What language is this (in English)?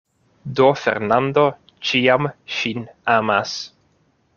Esperanto